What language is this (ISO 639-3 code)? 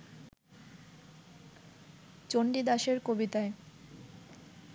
ben